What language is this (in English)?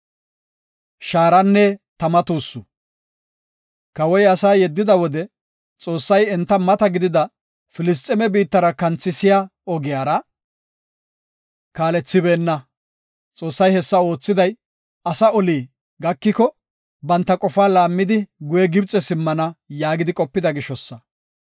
Gofa